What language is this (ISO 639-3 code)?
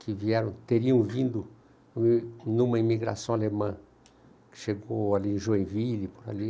por